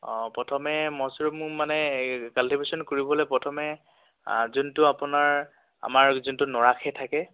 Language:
Assamese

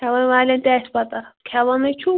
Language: Kashmiri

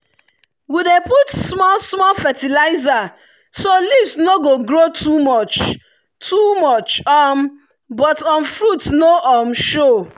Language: Nigerian Pidgin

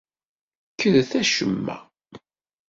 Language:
Kabyle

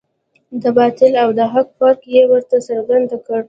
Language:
Pashto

